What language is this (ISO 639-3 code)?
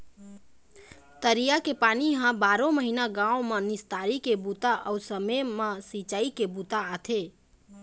hne